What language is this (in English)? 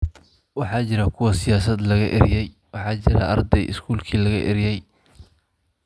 Somali